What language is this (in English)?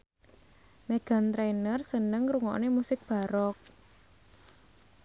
Javanese